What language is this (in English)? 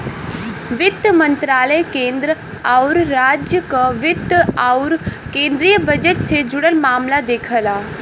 Bhojpuri